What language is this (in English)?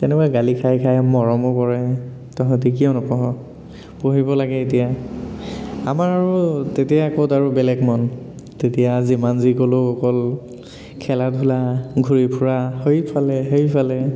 Assamese